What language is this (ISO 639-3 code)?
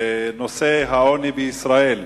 heb